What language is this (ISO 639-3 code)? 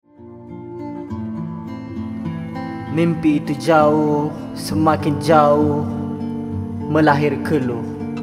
msa